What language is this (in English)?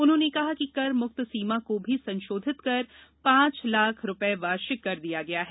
Hindi